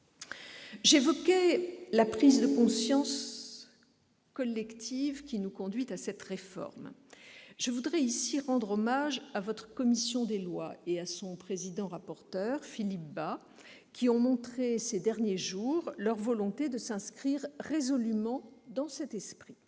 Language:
French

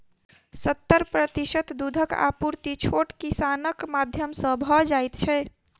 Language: Maithili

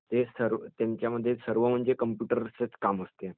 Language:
Marathi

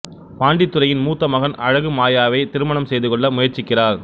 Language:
Tamil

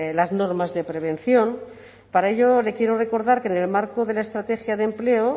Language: Spanish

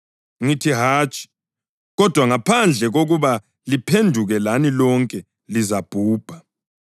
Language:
North Ndebele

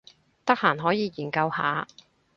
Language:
Cantonese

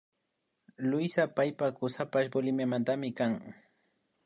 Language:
Imbabura Highland Quichua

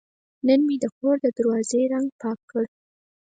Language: Pashto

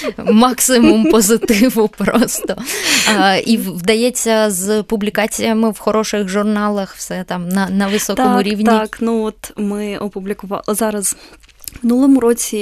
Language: Ukrainian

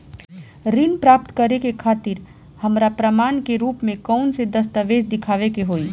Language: Bhojpuri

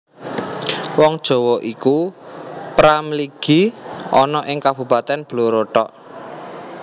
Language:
Javanese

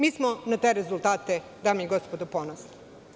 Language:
Serbian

